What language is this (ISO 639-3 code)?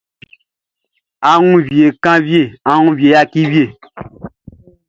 bci